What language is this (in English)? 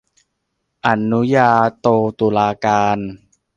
Thai